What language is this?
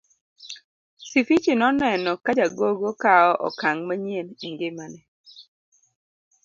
Luo (Kenya and Tanzania)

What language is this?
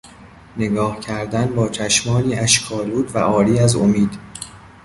Persian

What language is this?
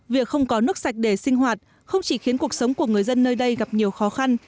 Vietnamese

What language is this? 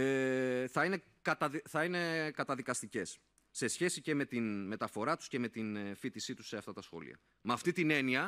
Greek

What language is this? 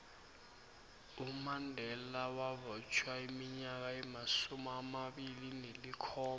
South Ndebele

